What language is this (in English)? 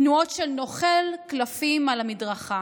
Hebrew